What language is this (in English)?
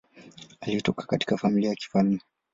Swahili